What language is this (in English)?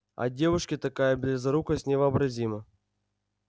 Russian